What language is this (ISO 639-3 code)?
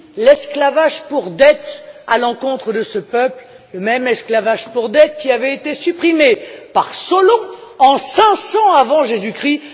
fra